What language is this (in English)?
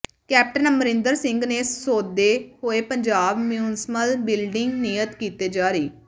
Punjabi